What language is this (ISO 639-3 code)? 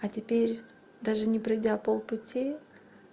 rus